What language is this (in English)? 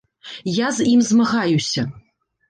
Belarusian